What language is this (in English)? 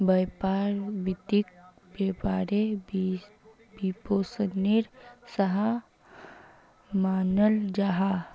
Magahi